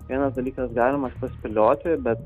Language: Lithuanian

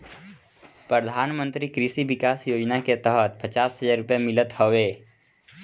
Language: Bhojpuri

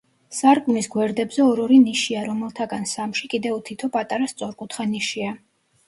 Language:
Georgian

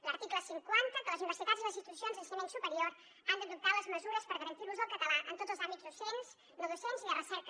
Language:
Catalan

